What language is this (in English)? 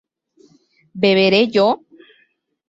Spanish